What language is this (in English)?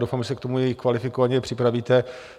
Czech